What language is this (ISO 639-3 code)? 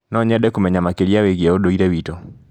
kik